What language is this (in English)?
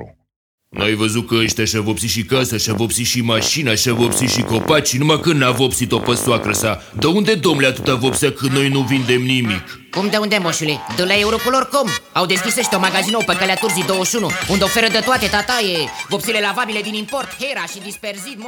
Romanian